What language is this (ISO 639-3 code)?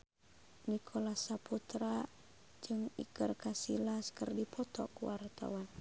sun